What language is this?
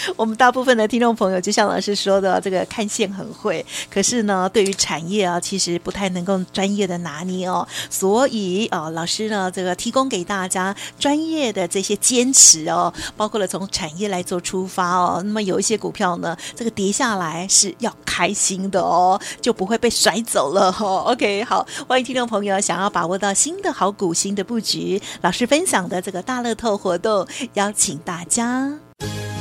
Chinese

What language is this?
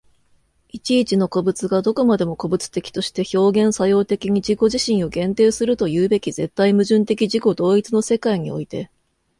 Japanese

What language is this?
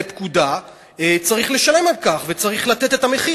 Hebrew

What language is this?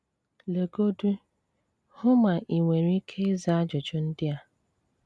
Igbo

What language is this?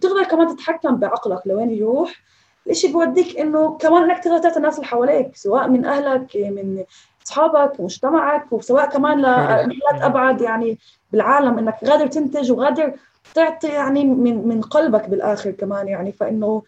Arabic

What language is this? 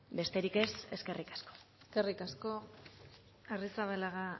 Basque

